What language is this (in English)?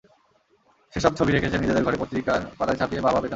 Bangla